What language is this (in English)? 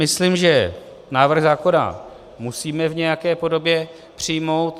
Czech